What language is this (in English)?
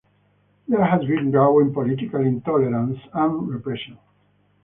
English